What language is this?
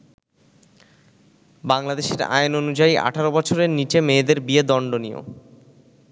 Bangla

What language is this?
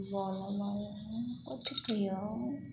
Maithili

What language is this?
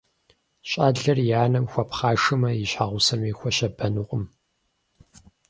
Kabardian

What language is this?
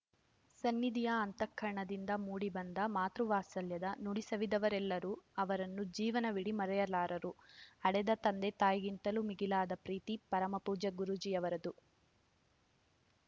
Kannada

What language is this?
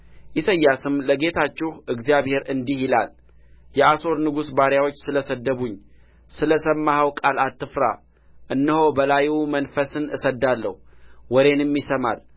Amharic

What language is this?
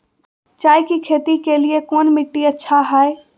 Magahi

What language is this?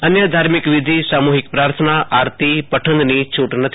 Gujarati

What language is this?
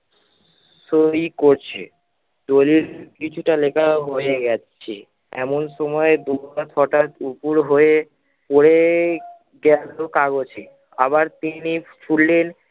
Bangla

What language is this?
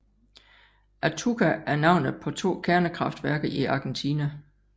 Danish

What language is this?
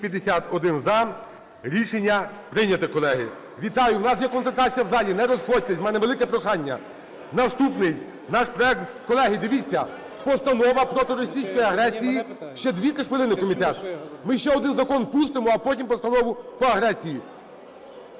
Ukrainian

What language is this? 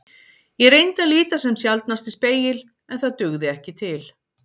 Icelandic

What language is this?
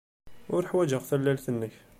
Kabyle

